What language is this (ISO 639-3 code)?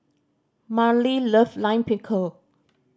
eng